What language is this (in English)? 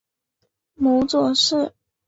Chinese